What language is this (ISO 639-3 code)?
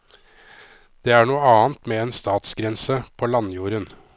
nor